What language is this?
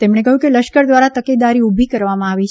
Gujarati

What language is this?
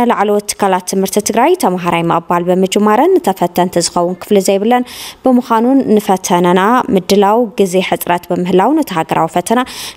Arabic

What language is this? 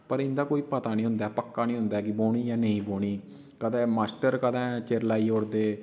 Dogri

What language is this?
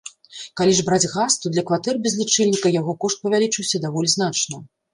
Belarusian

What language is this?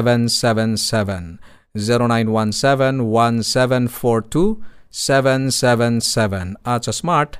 Filipino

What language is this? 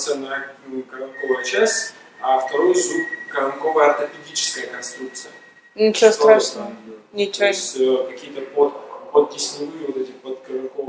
Russian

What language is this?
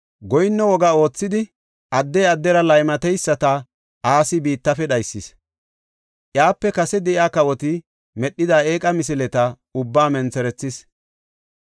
Gofa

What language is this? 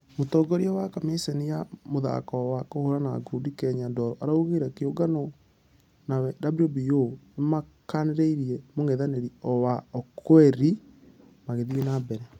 Kikuyu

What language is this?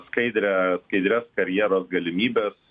Lithuanian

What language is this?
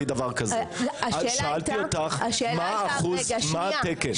Hebrew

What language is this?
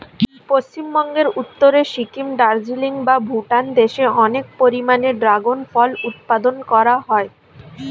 Bangla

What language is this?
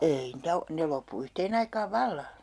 Finnish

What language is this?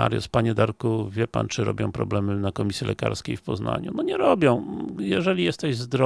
Polish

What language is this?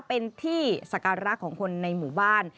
Thai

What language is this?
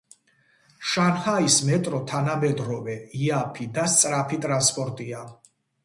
Georgian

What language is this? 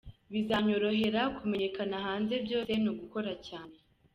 Kinyarwanda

